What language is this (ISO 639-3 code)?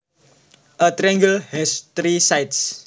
jav